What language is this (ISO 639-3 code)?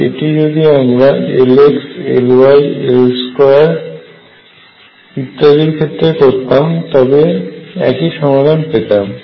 ben